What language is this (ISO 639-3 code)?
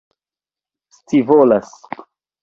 epo